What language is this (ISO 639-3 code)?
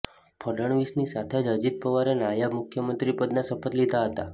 guj